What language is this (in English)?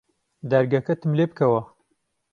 Central Kurdish